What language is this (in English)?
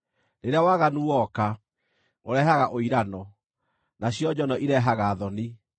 Kikuyu